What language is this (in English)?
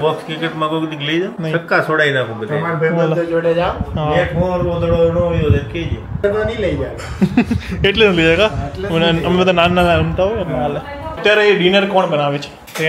Gujarati